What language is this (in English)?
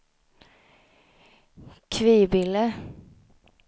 Swedish